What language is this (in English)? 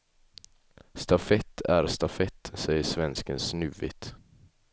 Swedish